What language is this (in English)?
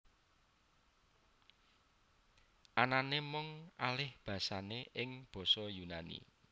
Javanese